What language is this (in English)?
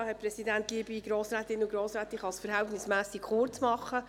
Swiss German